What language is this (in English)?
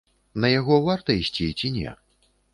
Belarusian